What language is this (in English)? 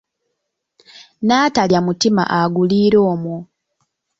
Ganda